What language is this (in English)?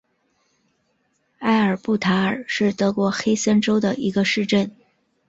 Chinese